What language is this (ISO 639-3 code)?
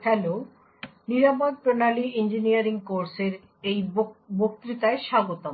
ben